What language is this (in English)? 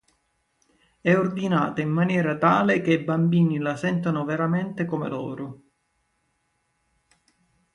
Italian